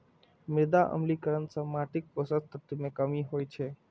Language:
Maithili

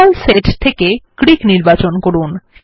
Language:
Bangla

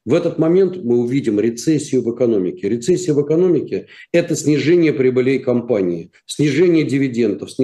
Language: Russian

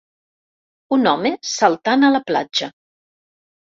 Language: Catalan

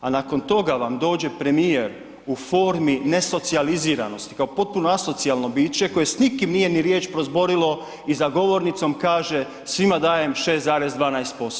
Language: Croatian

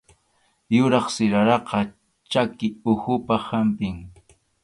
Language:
Arequipa-La Unión Quechua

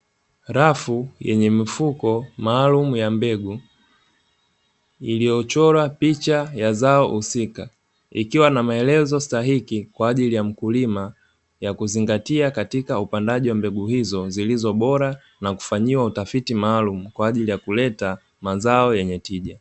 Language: Swahili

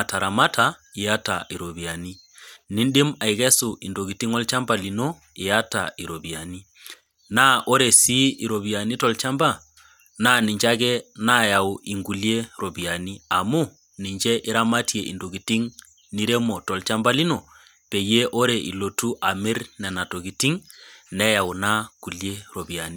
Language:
Masai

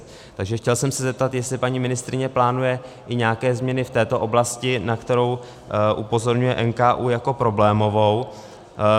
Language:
Czech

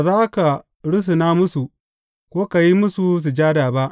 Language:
Hausa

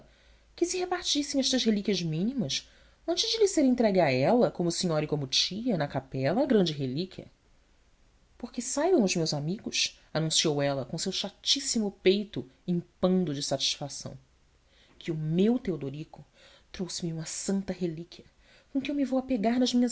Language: Portuguese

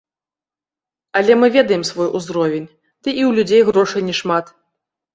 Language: Belarusian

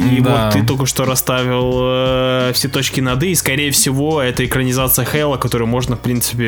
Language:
Russian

